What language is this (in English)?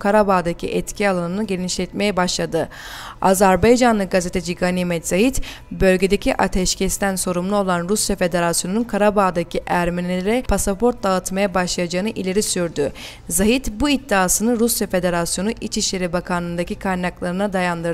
Turkish